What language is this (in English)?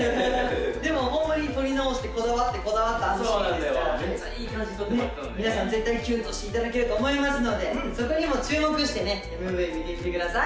Japanese